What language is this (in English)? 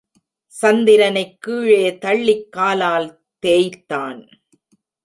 Tamil